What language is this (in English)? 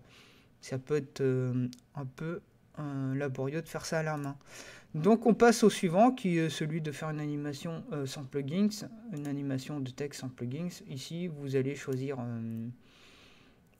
French